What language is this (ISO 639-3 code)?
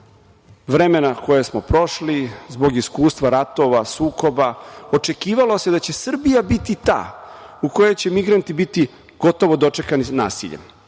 srp